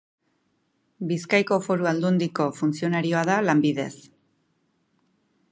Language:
Basque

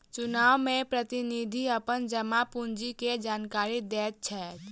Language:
Maithili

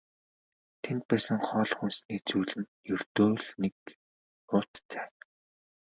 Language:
Mongolian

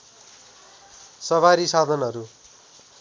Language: Nepali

